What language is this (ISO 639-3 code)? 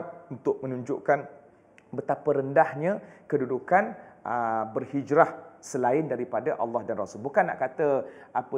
msa